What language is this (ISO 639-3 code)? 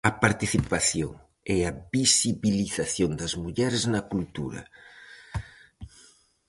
glg